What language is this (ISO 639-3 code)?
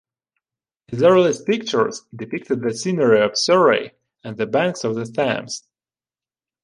eng